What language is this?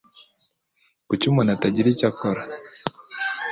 Kinyarwanda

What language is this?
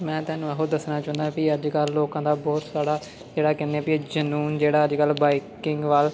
Punjabi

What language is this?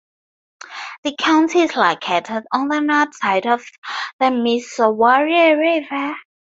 English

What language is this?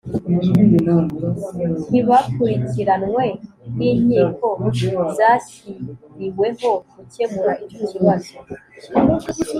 Kinyarwanda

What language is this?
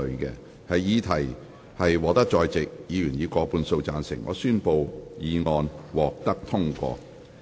Cantonese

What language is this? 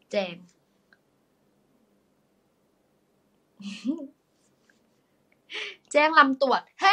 Thai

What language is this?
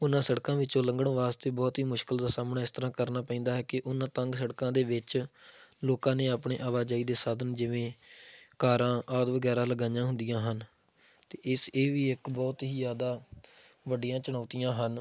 Punjabi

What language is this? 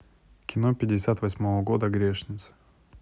Russian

